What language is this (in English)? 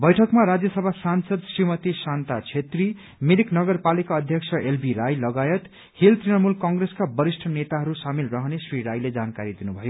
Nepali